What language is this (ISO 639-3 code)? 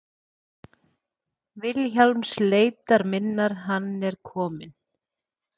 isl